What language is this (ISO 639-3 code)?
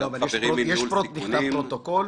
heb